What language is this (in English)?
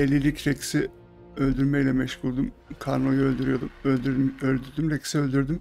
Turkish